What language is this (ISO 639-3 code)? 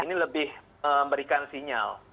ind